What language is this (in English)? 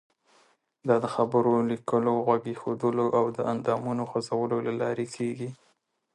Pashto